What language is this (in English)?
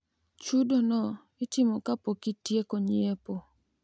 Luo (Kenya and Tanzania)